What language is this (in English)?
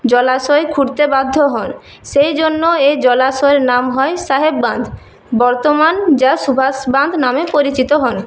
Bangla